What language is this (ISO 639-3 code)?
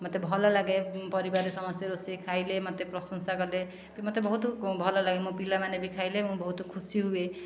ori